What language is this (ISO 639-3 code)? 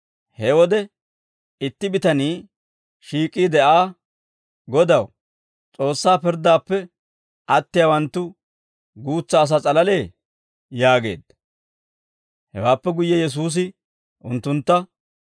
dwr